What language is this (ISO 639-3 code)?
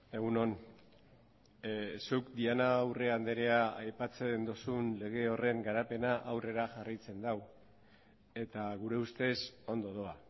eus